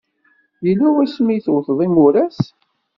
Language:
Kabyle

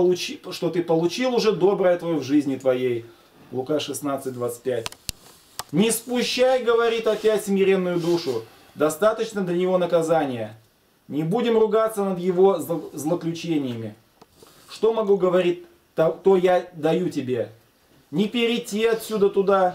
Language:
Russian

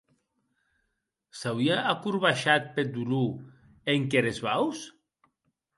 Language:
Occitan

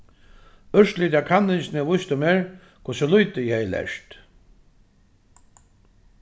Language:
Faroese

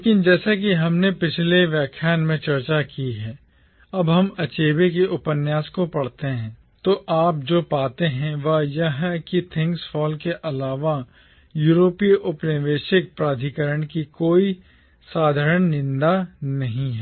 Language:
Hindi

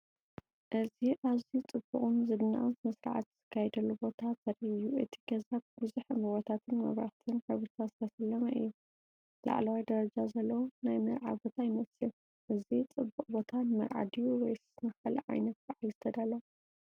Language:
Tigrinya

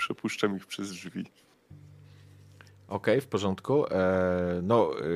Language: Polish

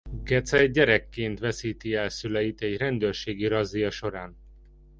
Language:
Hungarian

